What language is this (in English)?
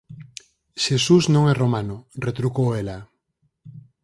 Galician